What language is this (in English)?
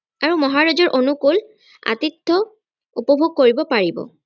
Assamese